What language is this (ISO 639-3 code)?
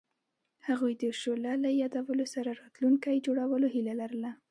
pus